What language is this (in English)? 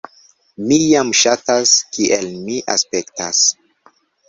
Esperanto